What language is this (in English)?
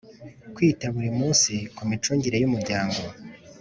Kinyarwanda